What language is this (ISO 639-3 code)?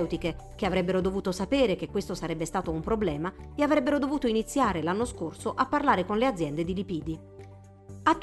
ita